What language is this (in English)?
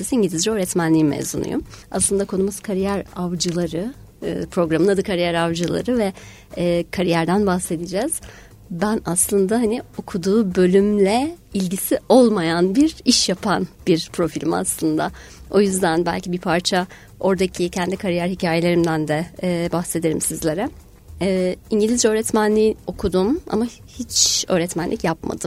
Turkish